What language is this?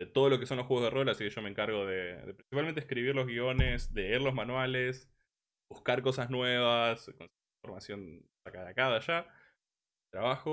Spanish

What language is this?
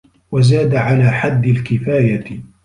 Arabic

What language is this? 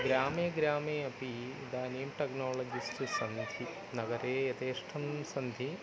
Sanskrit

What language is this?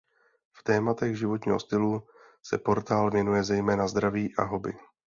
Czech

